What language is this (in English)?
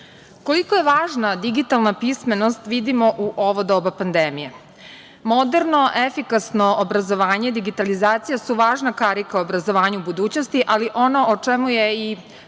Serbian